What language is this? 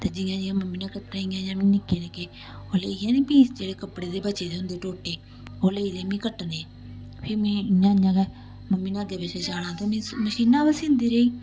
Dogri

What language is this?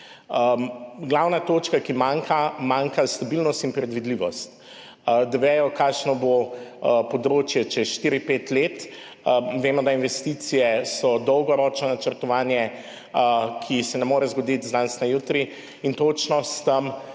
Slovenian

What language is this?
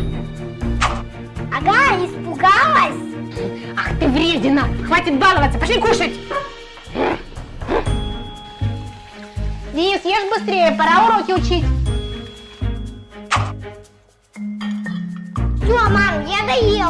Russian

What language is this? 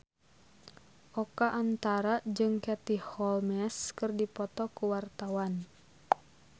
Sundanese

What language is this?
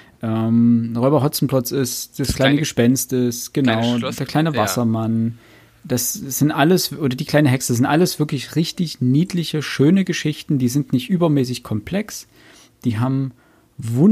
German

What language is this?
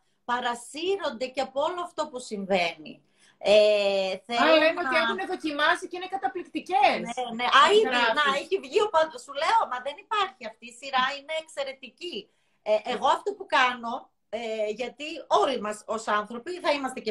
Greek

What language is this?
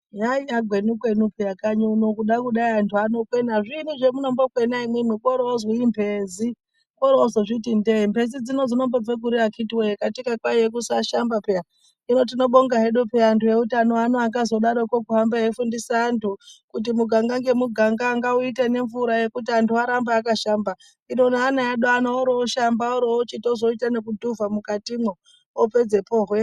Ndau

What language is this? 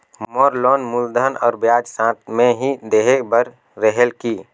Chhattisgarhi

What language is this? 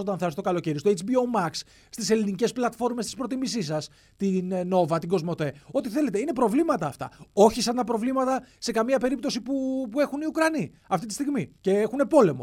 Greek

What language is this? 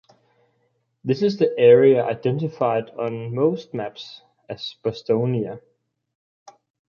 English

